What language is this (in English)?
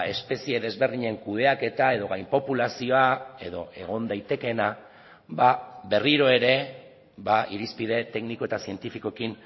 Basque